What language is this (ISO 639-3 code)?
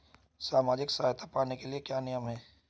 hin